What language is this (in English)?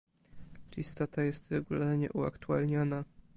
Polish